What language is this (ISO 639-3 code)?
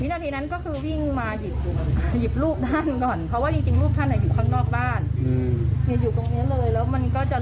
tha